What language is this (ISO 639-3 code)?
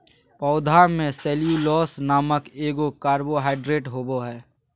mag